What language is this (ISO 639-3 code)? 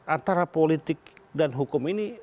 ind